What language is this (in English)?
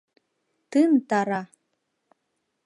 Mari